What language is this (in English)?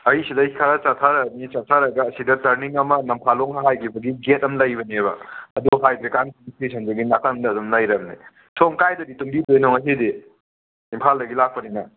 Manipuri